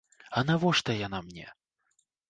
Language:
Belarusian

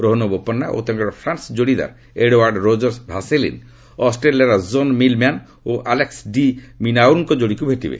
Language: Odia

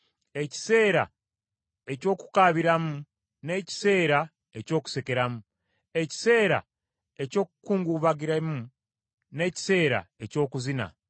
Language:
Ganda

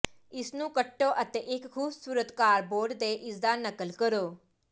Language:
Punjabi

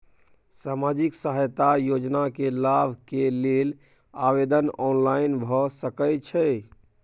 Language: Maithili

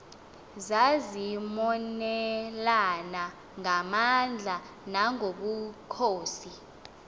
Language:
Xhosa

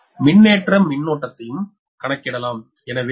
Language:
Tamil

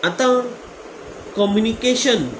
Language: Konkani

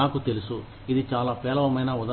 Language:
Telugu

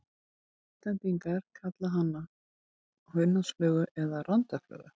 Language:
Icelandic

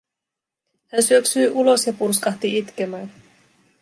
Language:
Finnish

